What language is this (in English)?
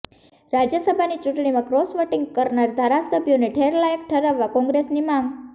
Gujarati